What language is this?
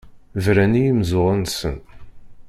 Kabyle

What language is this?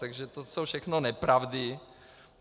Czech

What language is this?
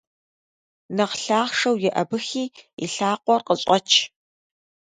Kabardian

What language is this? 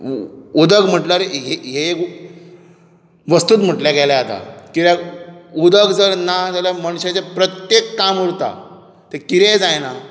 Konkani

